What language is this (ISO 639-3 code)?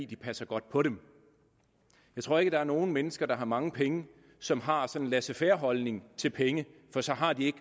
dan